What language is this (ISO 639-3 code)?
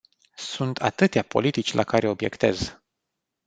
ron